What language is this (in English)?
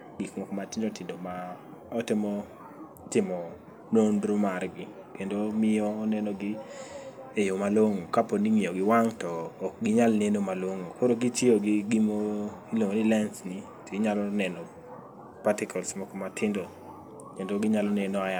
Luo (Kenya and Tanzania)